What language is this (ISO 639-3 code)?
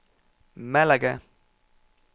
dan